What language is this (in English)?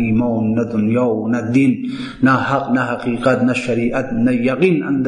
Persian